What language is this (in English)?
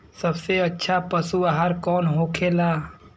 Bhojpuri